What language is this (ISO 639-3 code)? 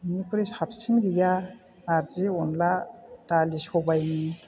brx